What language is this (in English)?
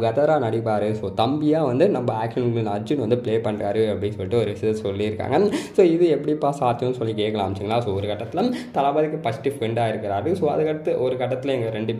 Indonesian